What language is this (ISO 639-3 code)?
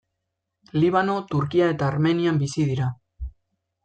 eus